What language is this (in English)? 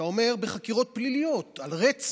Hebrew